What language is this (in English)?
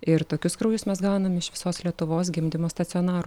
Lithuanian